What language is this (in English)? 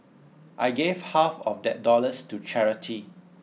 English